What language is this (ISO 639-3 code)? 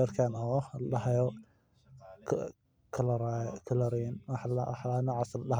som